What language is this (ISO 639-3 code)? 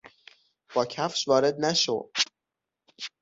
fas